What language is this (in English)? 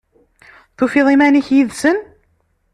Kabyle